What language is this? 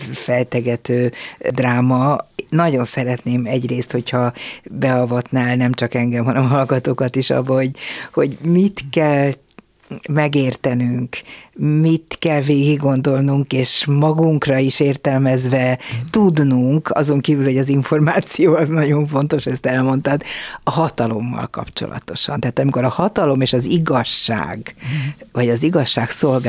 Hungarian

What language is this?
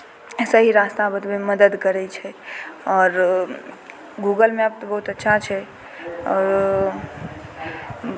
Maithili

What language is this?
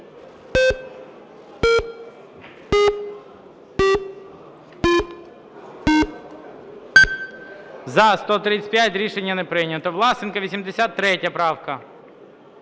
Ukrainian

